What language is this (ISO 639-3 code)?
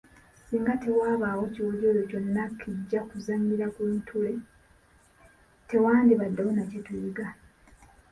lug